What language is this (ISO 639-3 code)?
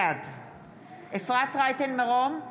heb